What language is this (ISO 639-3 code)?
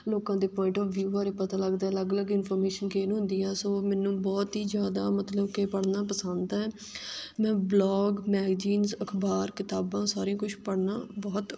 pan